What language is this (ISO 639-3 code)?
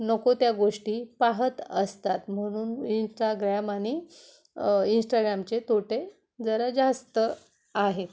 mar